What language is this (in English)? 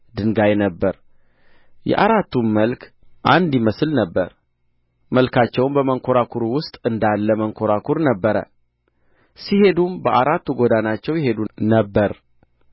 Amharic